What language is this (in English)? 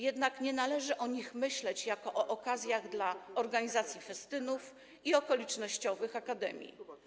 Polish